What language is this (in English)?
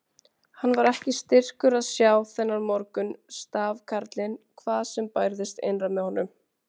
Icelandic